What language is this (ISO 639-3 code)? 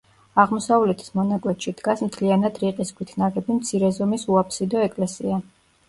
kat